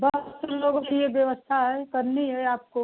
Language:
Hindi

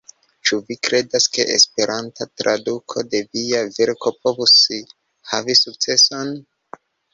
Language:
Esperanto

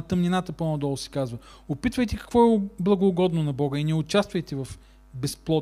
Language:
Bulgarian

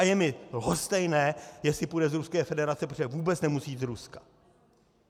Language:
Czech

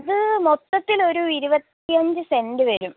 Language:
Malayalam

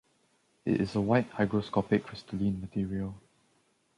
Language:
English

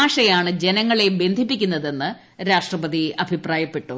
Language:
Malayalam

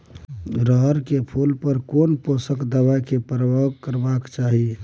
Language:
Maithili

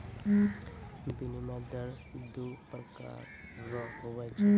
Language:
Maithili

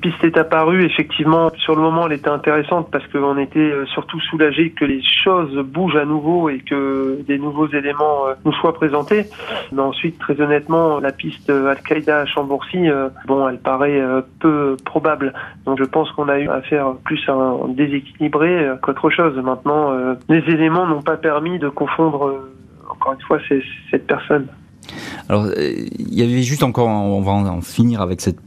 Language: French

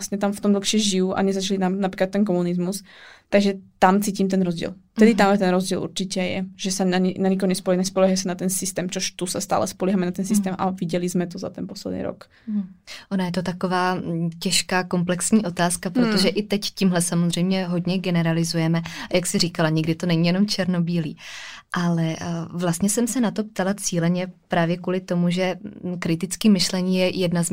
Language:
Czech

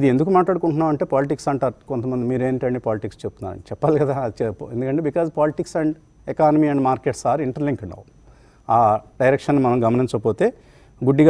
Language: Telugu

